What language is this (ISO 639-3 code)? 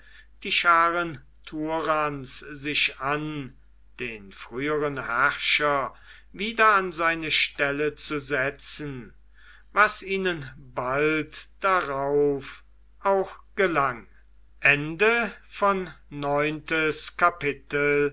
deu